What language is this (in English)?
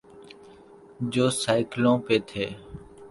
Urdu